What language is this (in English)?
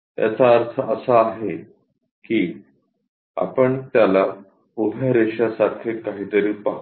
Marathi